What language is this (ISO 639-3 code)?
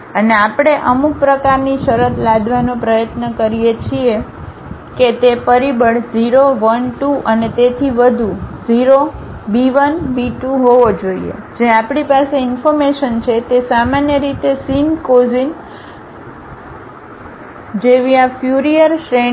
guj